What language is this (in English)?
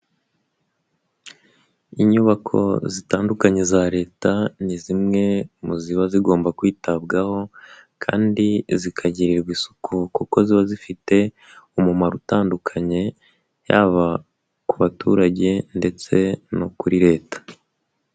Kinyarwanda